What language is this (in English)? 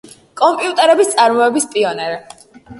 Georgian